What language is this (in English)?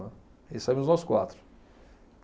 Portuguese